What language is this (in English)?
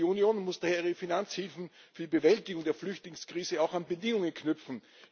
German